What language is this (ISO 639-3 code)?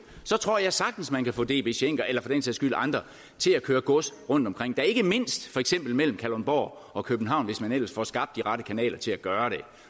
dan